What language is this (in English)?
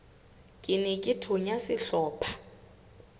Southern Sotho